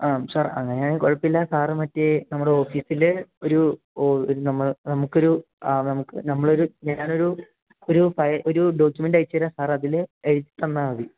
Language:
Malayalam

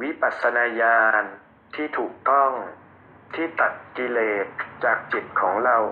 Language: Thai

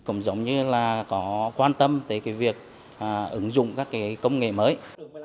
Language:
Vietnamese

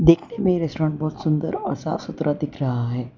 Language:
Hindi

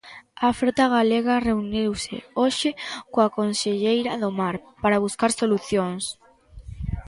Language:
Galician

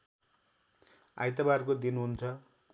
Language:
Nepali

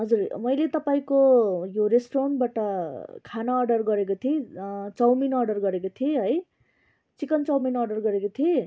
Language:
Nepali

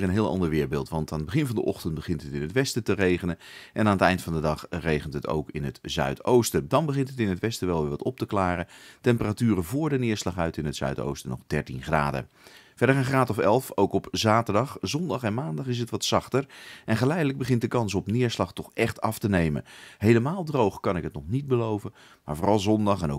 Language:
Dutch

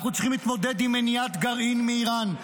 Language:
Hebrew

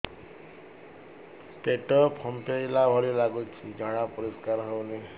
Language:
Odia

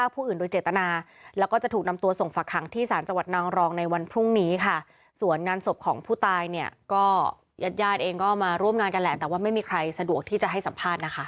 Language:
Thai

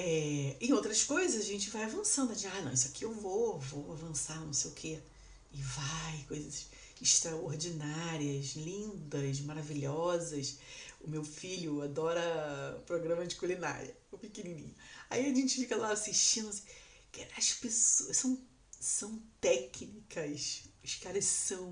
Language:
Portuguese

